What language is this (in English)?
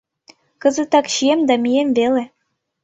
Mari